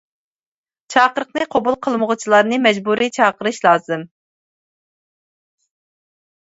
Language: Uyghur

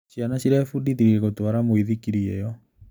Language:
Kikuyu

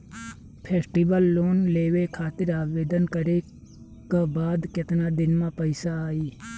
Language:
Bhojpuri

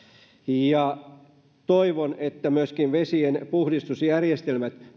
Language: Finnish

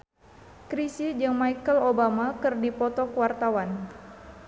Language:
Sundanese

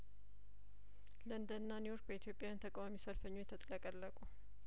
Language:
Amharic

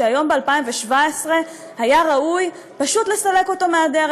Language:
Hebrew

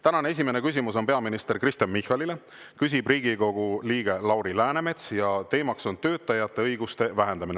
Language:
Estonian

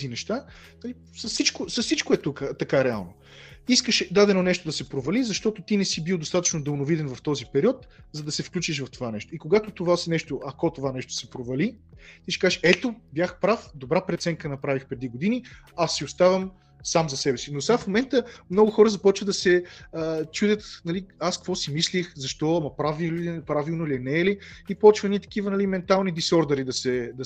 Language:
Bulgarian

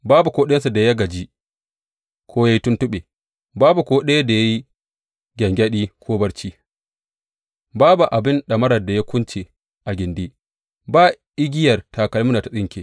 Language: Hausa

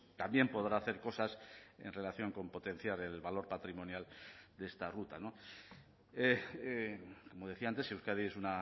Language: Spanish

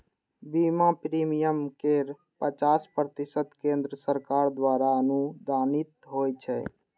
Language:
Maithili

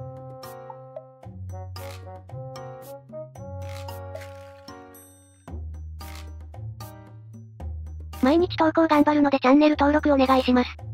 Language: Japanese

